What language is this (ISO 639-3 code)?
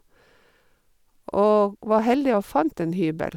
nor